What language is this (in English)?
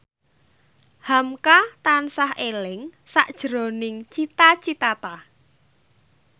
Javanese